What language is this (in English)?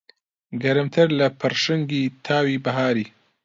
Central Kurdish